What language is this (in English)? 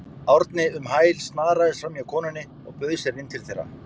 Icelandic